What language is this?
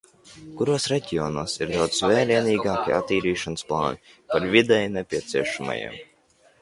Latvian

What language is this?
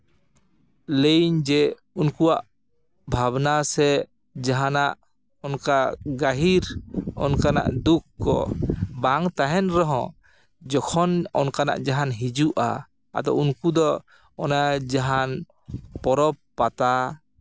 Santali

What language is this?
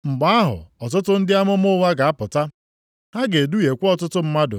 Igbo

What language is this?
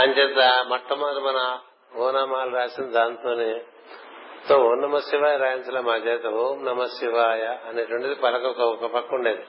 Telugu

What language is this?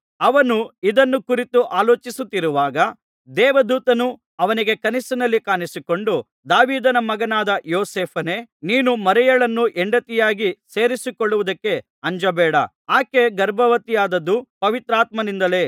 Kannada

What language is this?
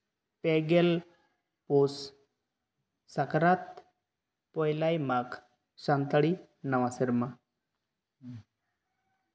Santali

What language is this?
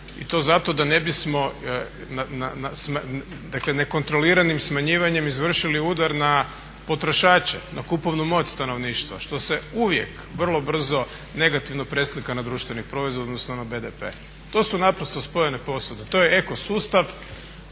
Croatian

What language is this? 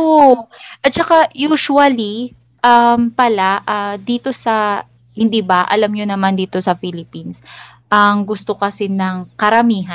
Filipino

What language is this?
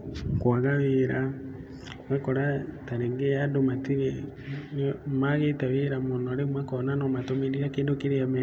Kikuyu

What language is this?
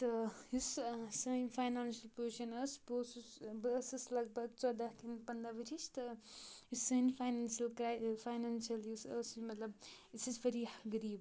Kashmiri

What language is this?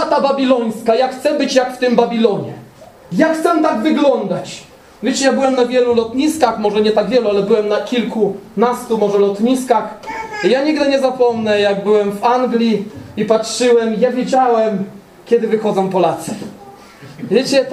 Polish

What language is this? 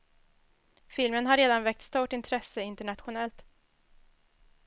Swedish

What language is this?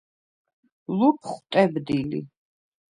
Svan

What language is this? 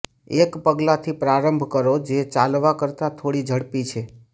Gujarati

